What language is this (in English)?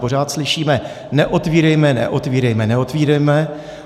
Czech